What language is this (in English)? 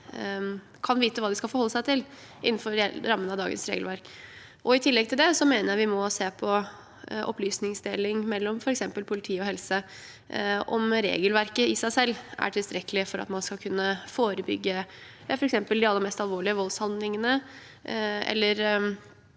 Norwegian